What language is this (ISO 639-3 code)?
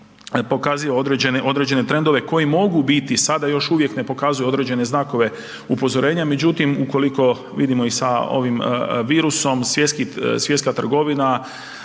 hrv